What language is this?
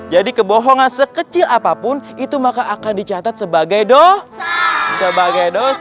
Indonesian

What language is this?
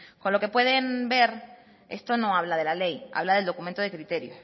Spanish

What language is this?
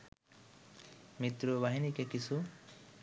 Bangla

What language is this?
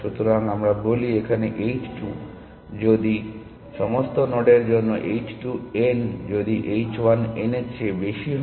Bangla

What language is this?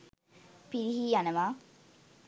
Sinhala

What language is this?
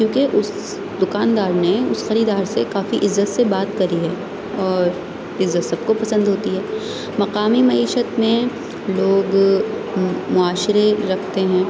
Urdu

